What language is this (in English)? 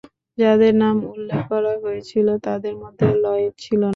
Bangla